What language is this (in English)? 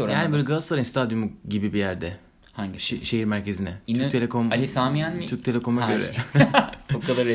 Turkish